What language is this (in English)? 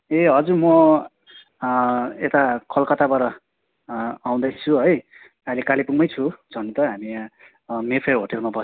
Nepali